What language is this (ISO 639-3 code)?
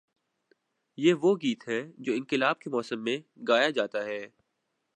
urd